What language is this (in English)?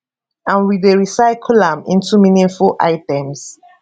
Nigerian Pidgin